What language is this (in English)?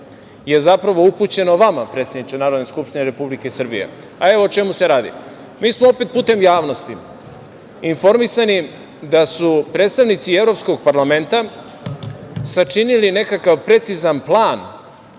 Serbian